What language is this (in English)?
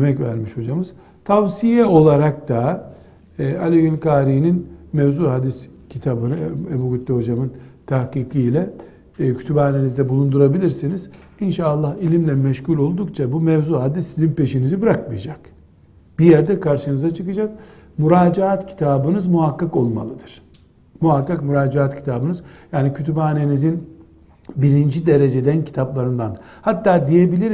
Turkish